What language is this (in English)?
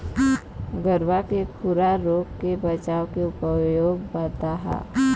Chhattisgarhi